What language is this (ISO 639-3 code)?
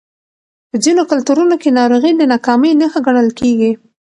pus